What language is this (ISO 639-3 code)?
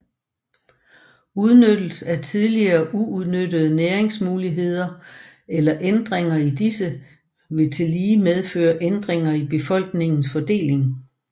dan